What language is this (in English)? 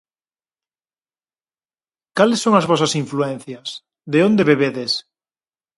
Galician